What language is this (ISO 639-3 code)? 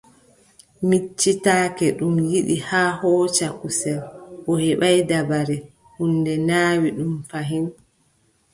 fub